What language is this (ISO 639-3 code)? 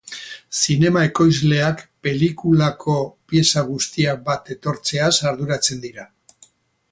eus